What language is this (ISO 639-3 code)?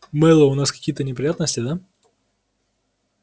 rus